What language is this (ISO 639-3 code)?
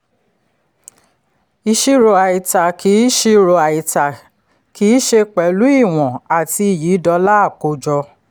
yor